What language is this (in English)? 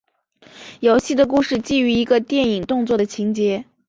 Chinese